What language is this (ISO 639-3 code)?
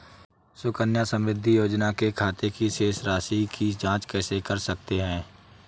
hin